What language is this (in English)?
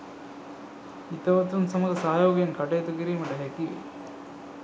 Sinhala